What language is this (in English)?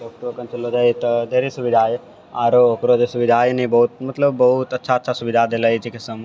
Maithili